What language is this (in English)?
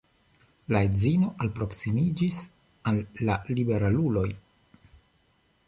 Esperanto